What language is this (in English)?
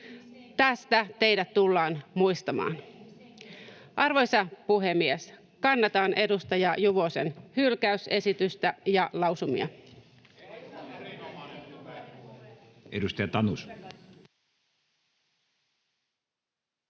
Finnish